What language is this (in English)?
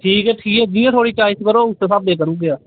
Dogri